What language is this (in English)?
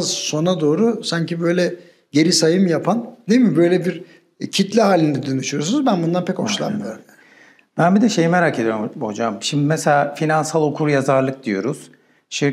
Turkish